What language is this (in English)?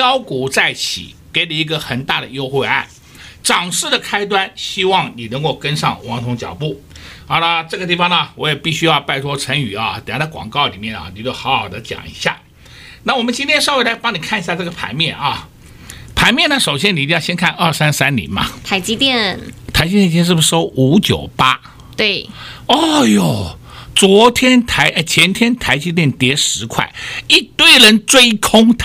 Chinese